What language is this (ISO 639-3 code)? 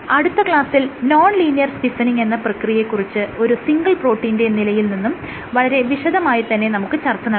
mal